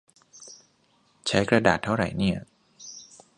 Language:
Thai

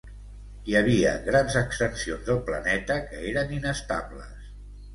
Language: Catalan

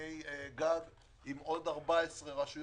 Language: Hebrew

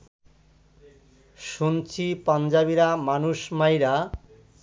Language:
Bangla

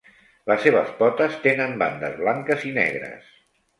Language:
Catalan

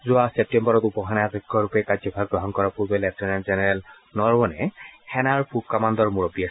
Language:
Assamese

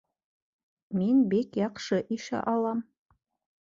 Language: Bashkir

